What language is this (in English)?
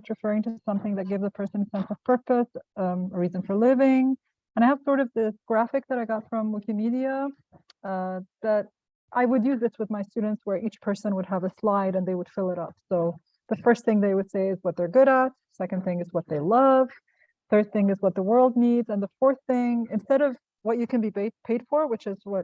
English